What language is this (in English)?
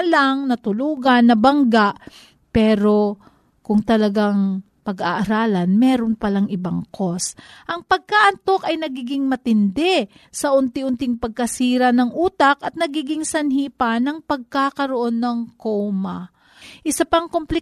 Filipino